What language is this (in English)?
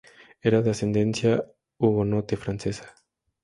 Spanish